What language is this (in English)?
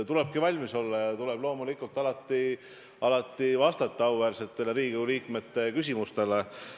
Estonian